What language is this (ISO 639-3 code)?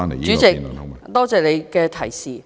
yue